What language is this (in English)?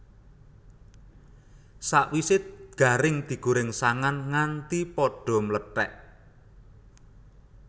Javanese